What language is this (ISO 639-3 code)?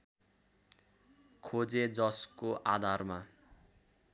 nep